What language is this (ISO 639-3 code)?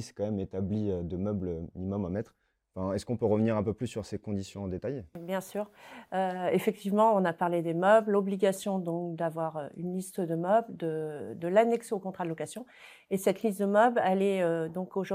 fra